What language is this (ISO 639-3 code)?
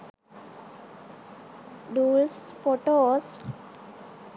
sin